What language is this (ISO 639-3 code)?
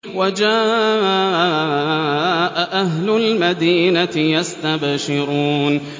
ara